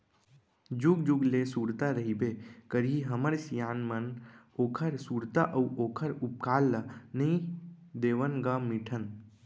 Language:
Chhattisgarhi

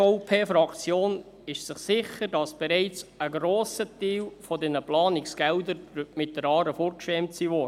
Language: Swiss German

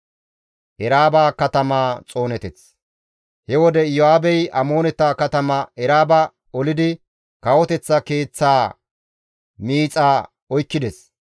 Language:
Gamo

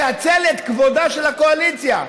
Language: Hebrew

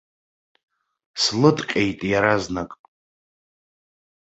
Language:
Abkhazian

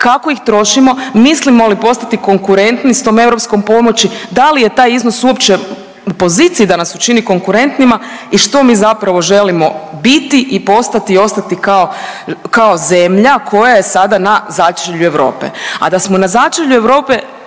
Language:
Croatian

